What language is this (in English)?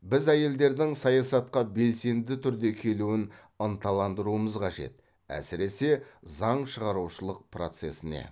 Kazakh